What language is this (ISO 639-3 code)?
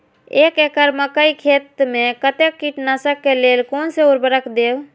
mai